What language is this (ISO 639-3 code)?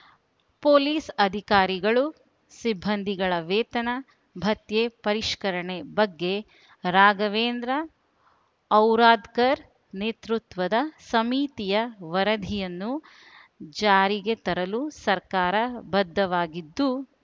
kan